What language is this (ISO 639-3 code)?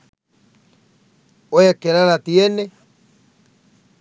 sin